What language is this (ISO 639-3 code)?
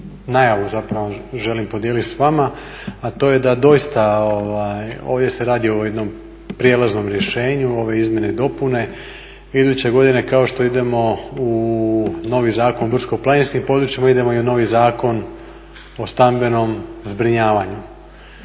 hrv